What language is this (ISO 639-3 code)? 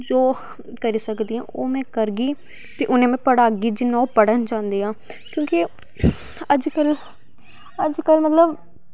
doi